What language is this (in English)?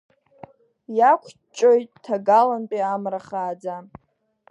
Abkhazian